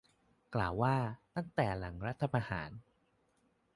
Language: Thai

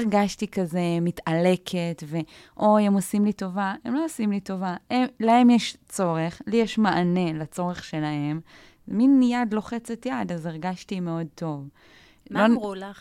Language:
Hebrew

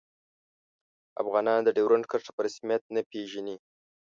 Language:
Pashto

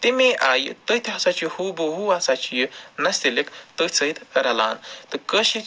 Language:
Kashmiri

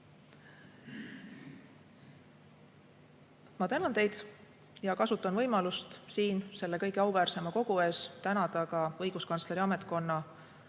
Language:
Estonian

